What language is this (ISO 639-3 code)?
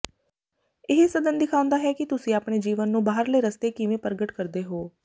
pan